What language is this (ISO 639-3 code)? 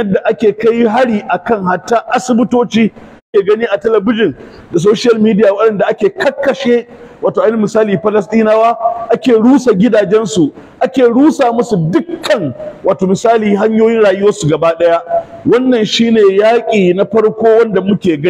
ara